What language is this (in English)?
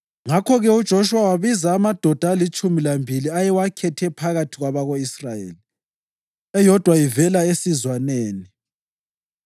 North Ndebele